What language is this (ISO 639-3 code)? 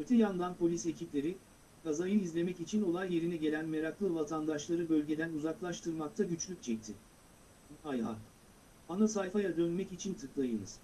tur